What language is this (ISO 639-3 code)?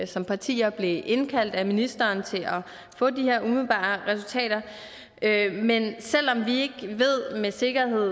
dan